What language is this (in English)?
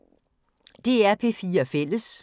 Danish